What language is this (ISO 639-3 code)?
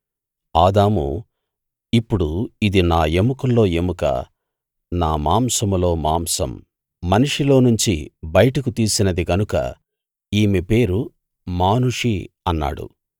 tel